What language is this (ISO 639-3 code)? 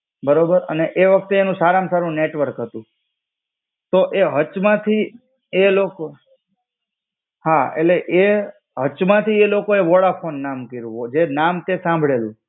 guj